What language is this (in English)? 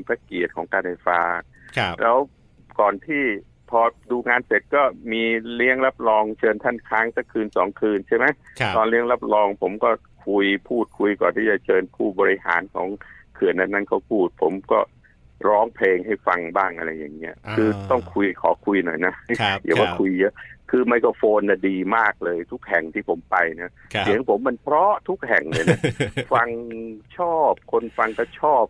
Thai